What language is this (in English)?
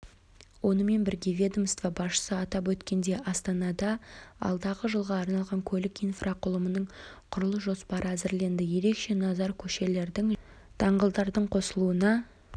Kazakh